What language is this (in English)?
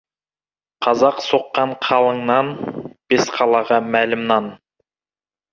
Kazakh